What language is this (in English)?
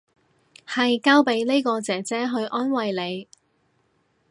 Cantonese